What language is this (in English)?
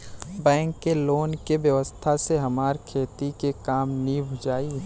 Bhojpuri